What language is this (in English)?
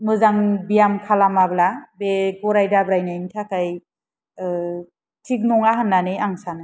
Bodo